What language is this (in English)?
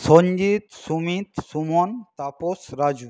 Bangla